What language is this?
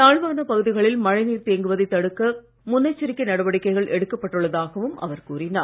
Tamil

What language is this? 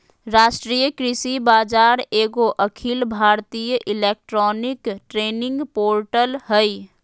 Magahi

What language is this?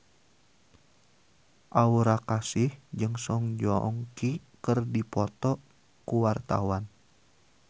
Sundanese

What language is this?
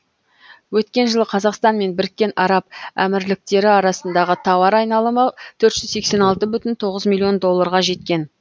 Kazakh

